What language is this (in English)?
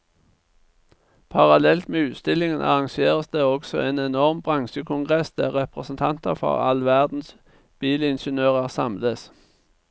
Norwegian